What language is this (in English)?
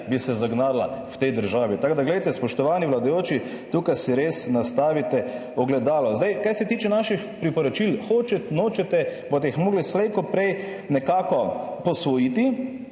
Slovenian